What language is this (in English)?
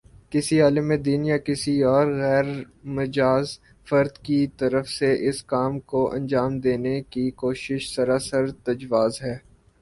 Urdu